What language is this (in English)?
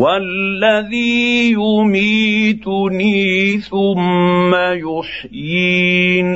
Arabic